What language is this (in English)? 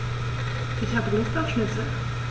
German